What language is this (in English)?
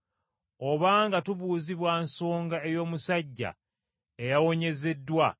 Ganda